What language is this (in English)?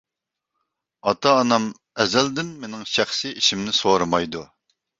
Uyghur